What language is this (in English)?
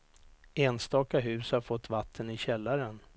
Swedish